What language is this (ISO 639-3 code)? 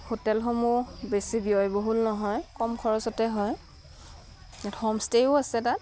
asm